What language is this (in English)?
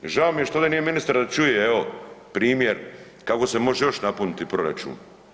Croatian